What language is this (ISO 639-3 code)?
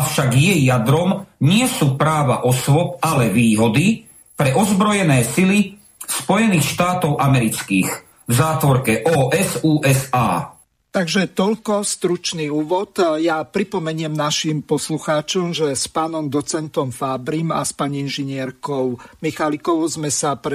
slk